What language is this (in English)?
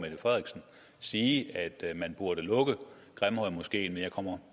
Danish